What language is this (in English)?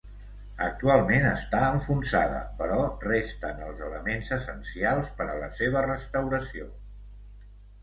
Catalan